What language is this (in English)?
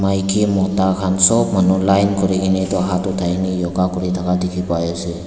Naga Pidgin